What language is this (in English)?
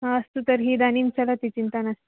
Sanskrit